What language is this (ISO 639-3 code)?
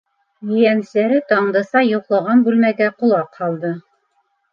bak